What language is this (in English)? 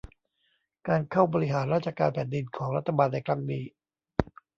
Thai